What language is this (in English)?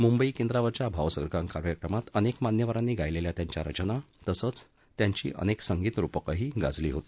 Marathi